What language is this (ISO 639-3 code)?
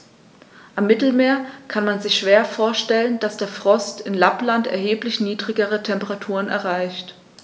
deu